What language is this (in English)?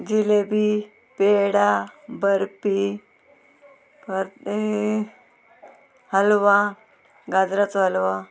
Konkani